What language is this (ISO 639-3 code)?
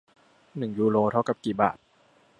tha